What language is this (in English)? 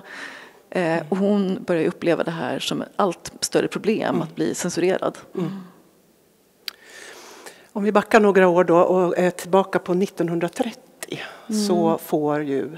Swedish